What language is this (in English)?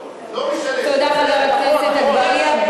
Hebrew